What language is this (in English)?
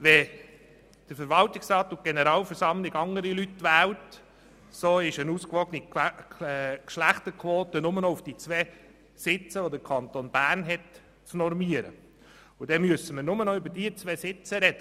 Swiss German